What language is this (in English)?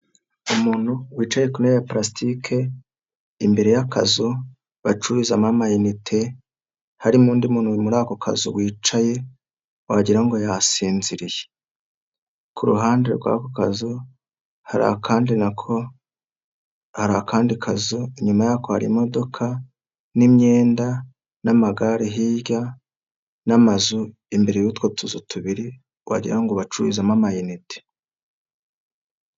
Kinyarwanda